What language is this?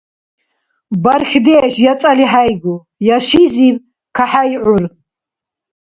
Dargwa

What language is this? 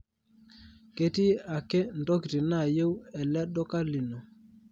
Masai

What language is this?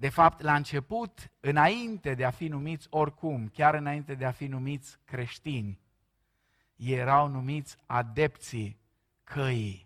Romanian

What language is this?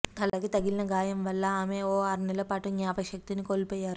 Telugu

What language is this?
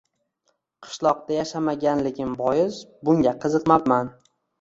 Uzbek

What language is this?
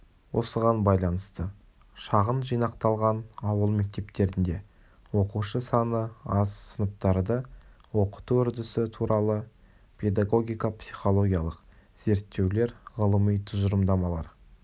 Kazakh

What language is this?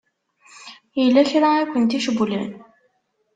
Kabyle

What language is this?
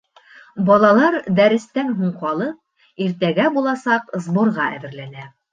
Bashkir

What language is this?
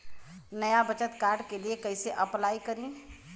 Bhojpuri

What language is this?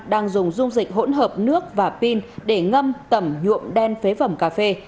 Vietnamese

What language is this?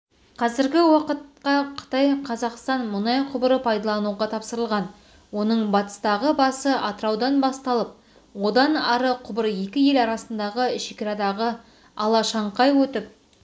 Kazakh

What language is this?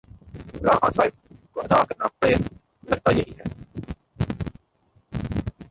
Urdu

